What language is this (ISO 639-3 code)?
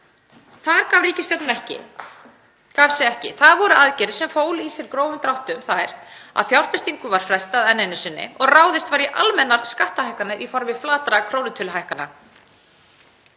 isl